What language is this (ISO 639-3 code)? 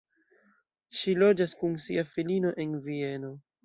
epo